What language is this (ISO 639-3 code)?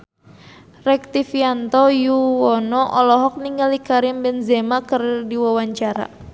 sun